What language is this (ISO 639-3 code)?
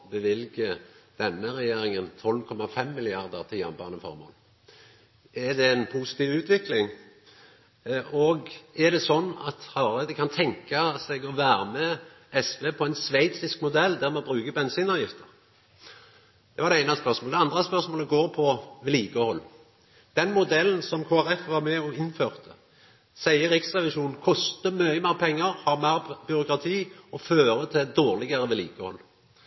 nno